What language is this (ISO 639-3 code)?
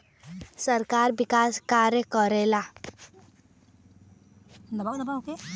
bho